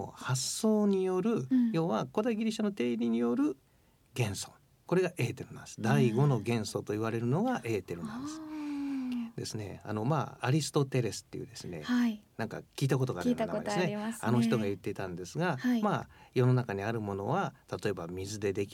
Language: Japanese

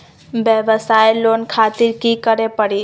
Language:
Magahi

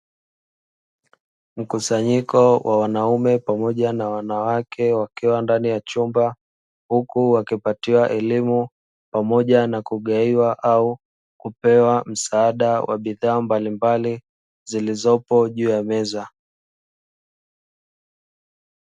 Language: Swahili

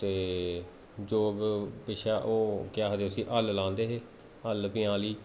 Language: Dogri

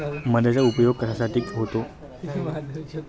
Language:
Marathi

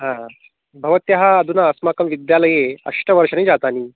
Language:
Sanskrit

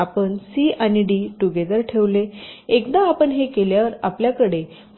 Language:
Marathi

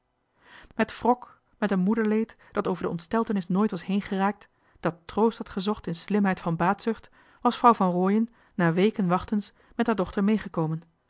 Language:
Dutch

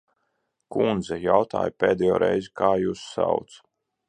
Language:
Latvian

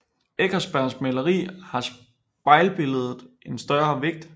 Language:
Danish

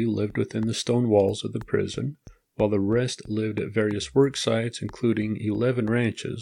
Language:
English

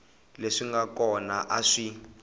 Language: Tsonga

